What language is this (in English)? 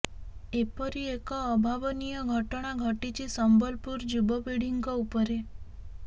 Odia